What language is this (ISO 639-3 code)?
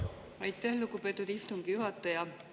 est